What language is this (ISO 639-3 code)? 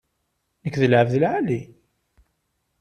kab